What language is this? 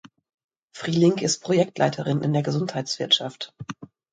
German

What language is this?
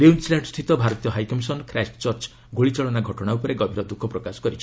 Odia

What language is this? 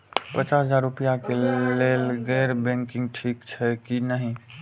Maithili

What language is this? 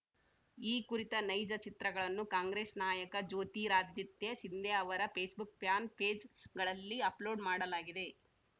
Kannada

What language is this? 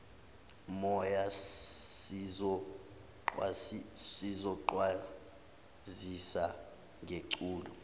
Zulu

